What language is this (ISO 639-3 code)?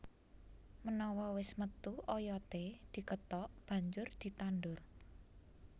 jav